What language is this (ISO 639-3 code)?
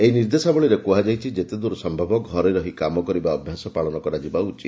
ori